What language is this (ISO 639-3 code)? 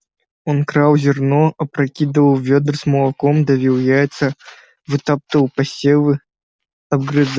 rus